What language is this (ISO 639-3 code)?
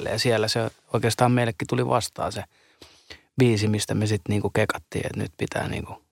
fin